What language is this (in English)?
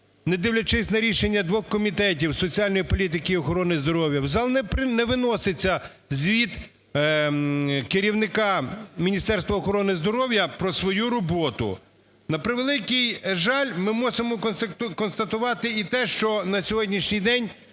Ukrainian